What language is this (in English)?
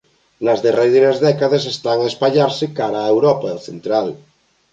Galician